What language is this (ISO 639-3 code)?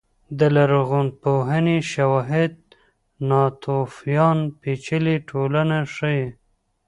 pus